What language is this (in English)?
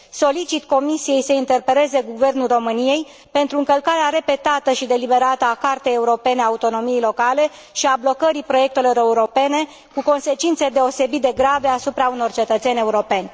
Romanian